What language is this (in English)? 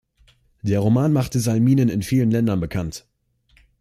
German